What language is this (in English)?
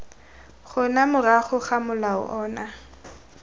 Tswana